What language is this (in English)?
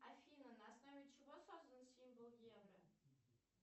Russian